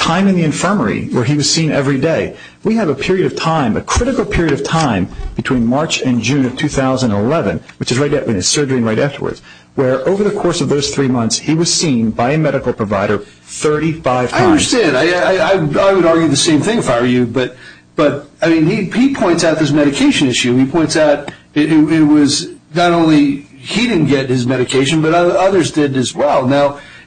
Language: English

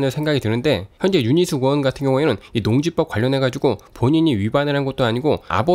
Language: Korean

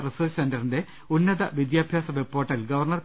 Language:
Malayalam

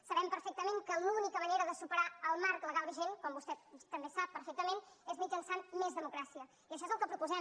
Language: Catalan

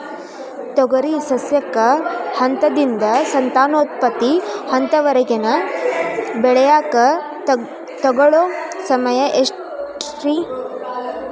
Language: Kannada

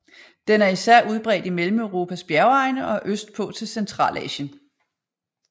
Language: Danish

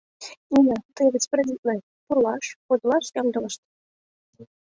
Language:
Mari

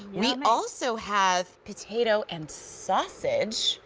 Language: English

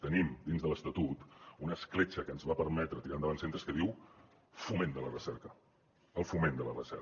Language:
Catalan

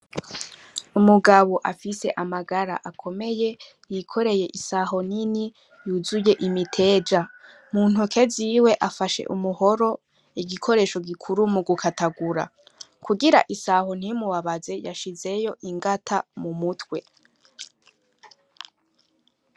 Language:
Rundi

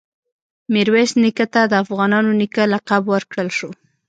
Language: Pashto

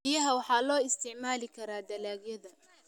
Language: Somali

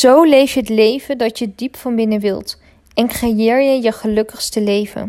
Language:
Dutch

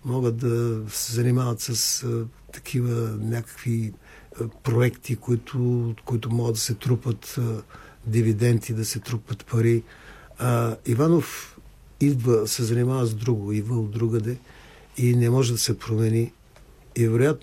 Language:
Bulgarian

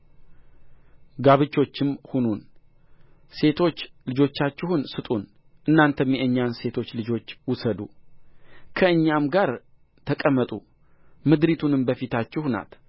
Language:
Amharic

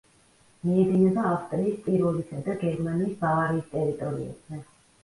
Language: Georgian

